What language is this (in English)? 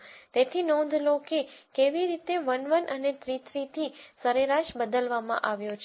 Gujarati